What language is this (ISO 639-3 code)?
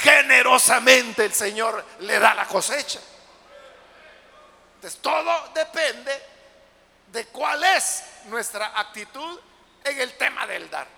spa